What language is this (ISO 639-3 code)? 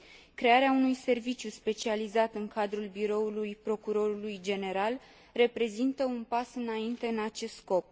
ron